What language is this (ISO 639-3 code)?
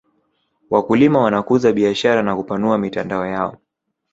swa